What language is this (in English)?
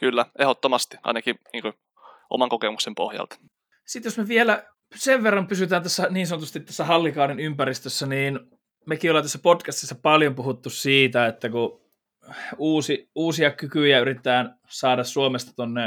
Finnish